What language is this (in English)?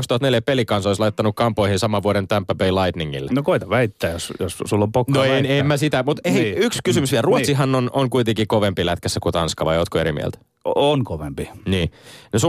Finnish